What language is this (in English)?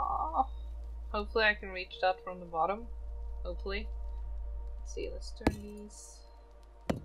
English